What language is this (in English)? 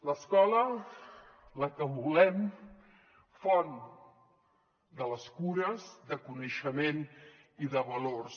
Catalan